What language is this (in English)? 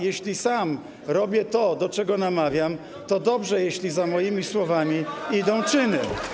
Polish